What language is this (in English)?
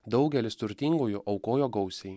Lithuanian